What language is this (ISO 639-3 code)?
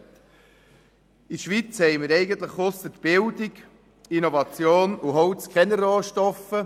gsw